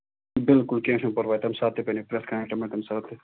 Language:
Kashmiri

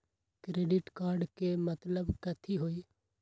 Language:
Magahi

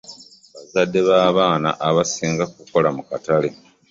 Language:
Ganda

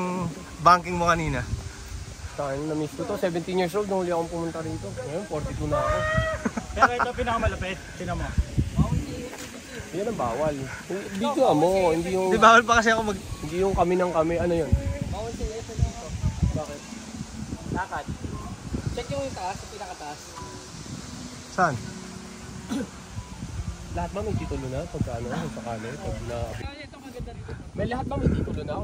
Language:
Filipino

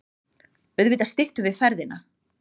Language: Icelandic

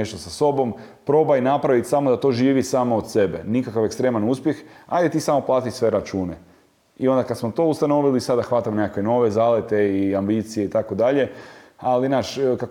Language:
Croatian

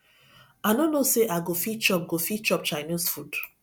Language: Nigerian Pidgin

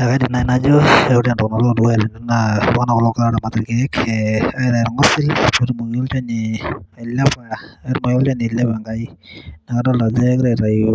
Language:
Masai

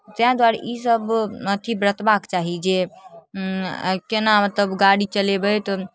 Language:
Maithili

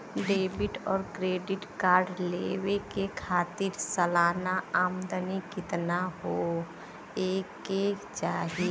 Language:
Bhojpuri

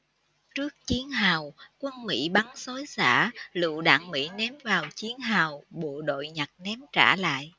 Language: Vietnamese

